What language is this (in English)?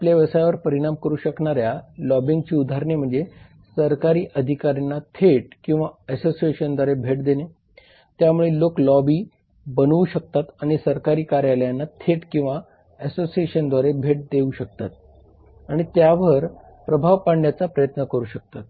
Marathi